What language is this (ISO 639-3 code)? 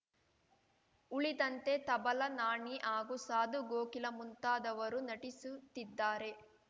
kan